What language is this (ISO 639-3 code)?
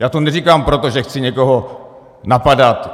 ces